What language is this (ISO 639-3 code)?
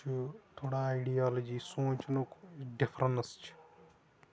kas